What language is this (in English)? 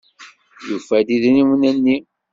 Kabyle